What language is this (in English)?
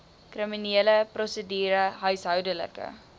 Afrikaans